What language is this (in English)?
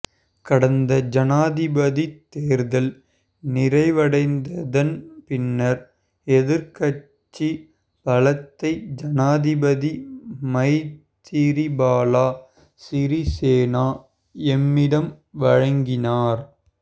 Tamil